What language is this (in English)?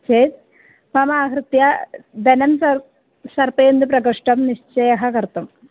Sanskrit